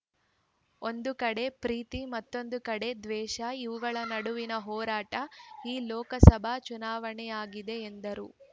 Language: Kannada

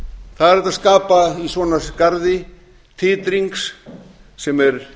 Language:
Icelandic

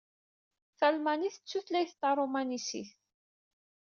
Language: Kabyle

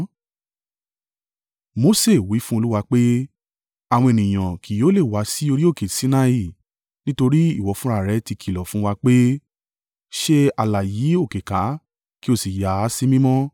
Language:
Yoruba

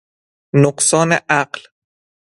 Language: Persian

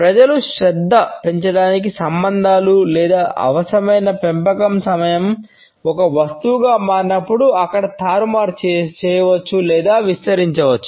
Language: Telugu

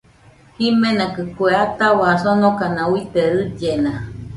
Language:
Nüpode Huitoto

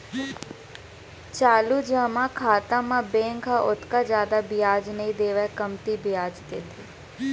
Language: Chhattisgarhi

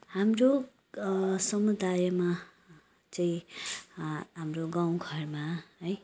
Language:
Nepali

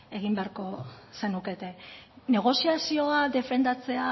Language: Basque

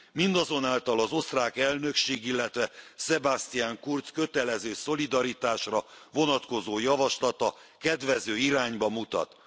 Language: Hungarian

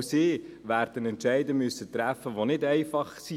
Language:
Swiss German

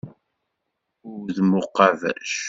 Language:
Kabyle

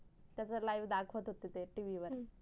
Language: Marathi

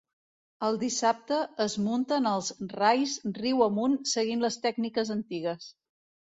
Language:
Catalan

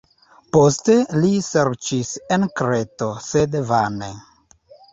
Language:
Esperanto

